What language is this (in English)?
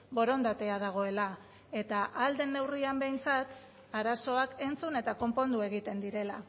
Basque